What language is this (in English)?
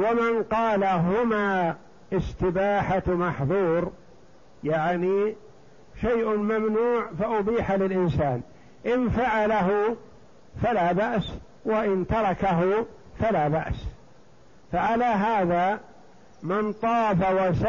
Arabic